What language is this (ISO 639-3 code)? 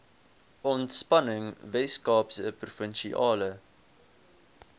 afr